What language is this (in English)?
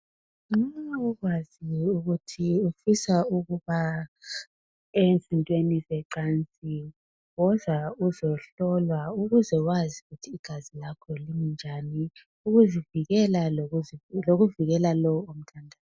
North Ndebele